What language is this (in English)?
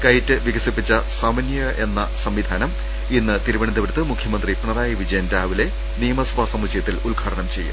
Malayalam